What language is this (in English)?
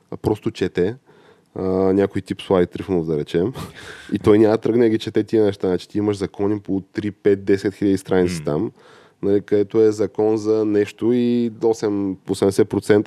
Bulgarian